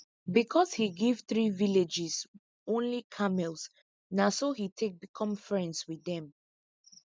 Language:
Nigerian Pidgin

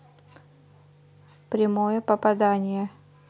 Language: Russian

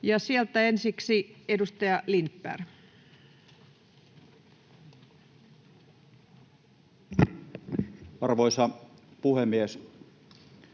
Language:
Finnish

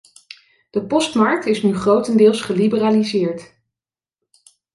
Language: Dutch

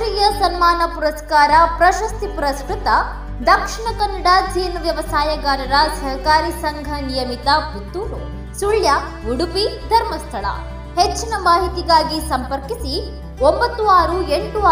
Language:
Kannada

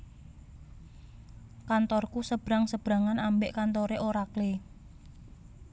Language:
Javanese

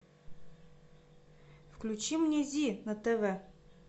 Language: Russian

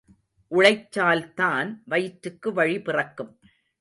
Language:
Tamil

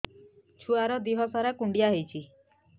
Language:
Odia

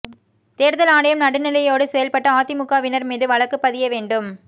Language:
Tamil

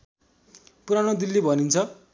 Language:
Nepali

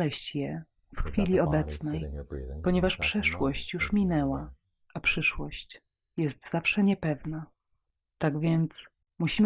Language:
Polish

